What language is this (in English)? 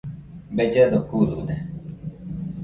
Nüpode Huitoto